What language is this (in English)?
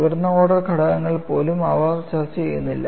Malayalam